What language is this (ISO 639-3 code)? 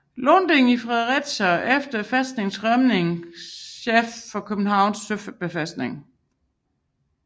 dan